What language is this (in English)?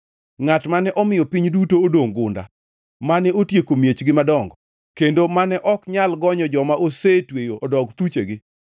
Luo (Kenya and Tanzania)